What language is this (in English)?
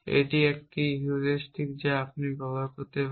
Bangla